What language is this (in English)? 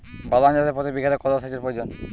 Bangla